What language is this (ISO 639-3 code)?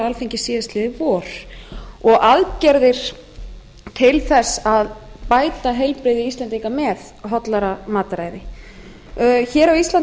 isl